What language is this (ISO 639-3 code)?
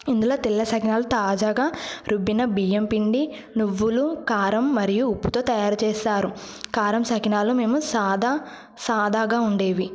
tel